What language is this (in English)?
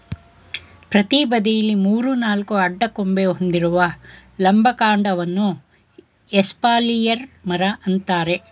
Kannada